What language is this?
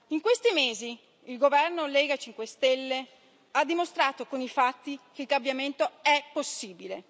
Italian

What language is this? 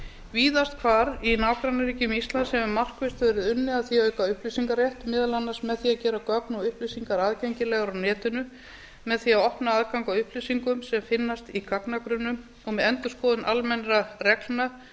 Icelandic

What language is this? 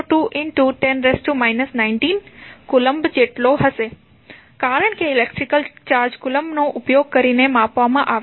Gujarati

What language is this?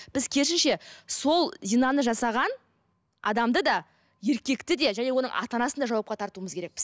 Kazakh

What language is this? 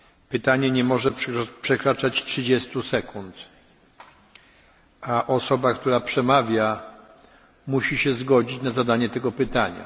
Polish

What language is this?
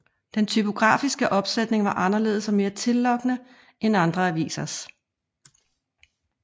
Danish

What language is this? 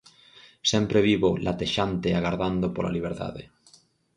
Galician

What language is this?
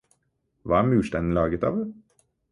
Norwegian Bokmål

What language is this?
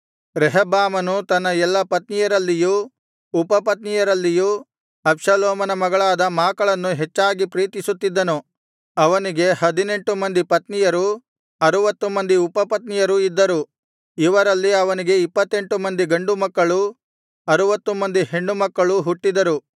Kannada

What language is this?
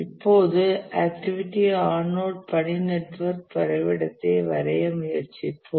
Tamil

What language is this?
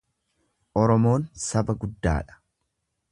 Oromo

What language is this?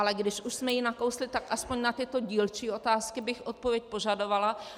Czech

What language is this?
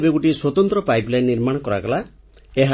Odia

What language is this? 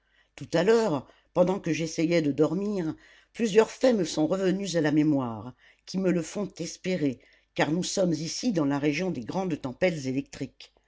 French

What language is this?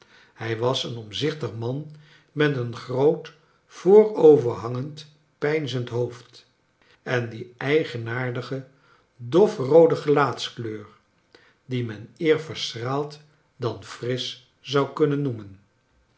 Dutch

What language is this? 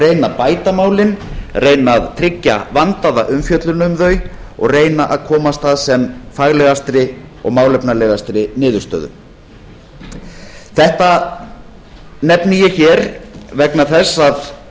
Icelandic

